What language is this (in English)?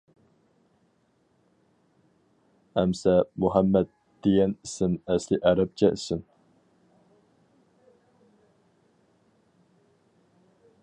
Uyghur